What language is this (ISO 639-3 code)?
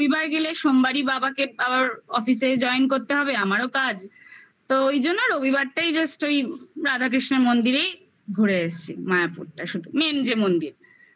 ben